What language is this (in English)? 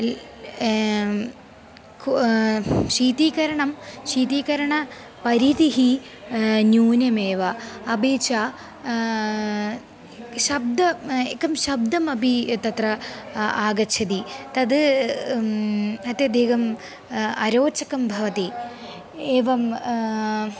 Sanskrit